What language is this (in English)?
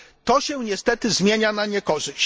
Polish